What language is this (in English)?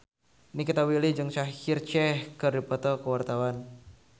Sundanese